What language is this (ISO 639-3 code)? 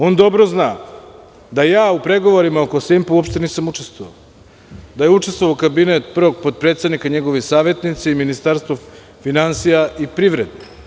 srp